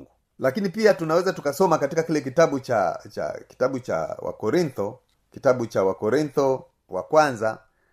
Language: Swahili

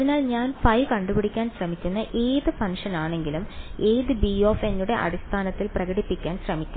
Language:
Malayalam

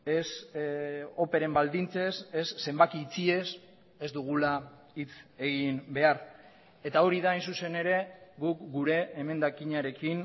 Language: Basque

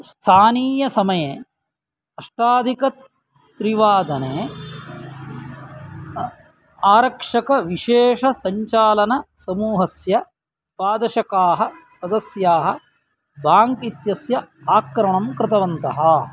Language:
Sanskrit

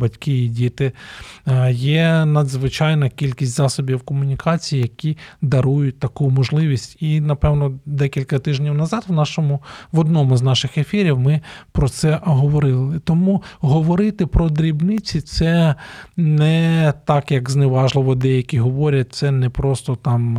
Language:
Ukrainian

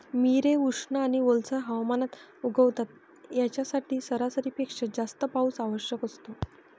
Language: Marathi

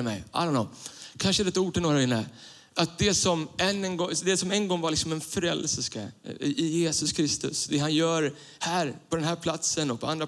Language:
Swedish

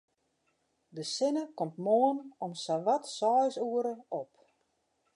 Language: Western Frisian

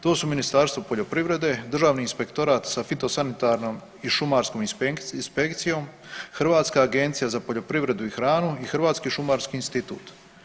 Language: Croatian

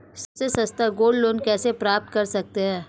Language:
Hindi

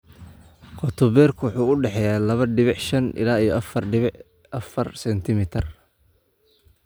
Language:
Somali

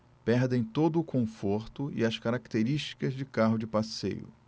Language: Portuguese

